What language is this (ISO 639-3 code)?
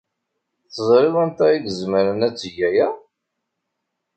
kab